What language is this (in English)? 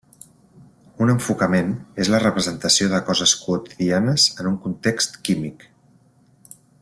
Catalan